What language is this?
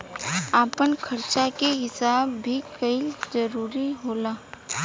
Bhojpuri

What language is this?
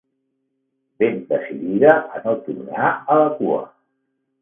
Catalan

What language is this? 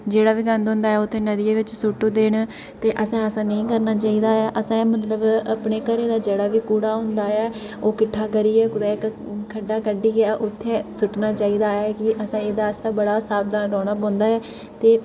Dogri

